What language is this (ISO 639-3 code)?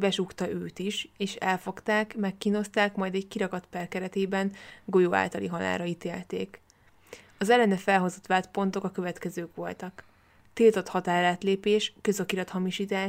hun